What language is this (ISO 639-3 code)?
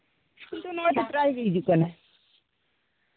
sat